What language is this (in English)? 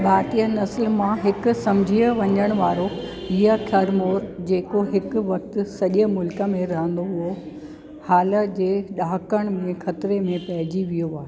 Sindhi